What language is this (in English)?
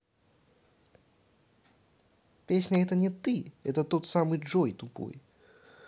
Russian